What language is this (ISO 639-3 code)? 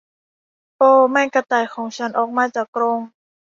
tha